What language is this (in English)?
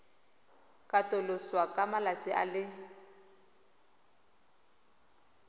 Tswana